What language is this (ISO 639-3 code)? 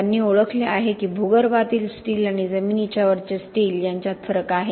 mar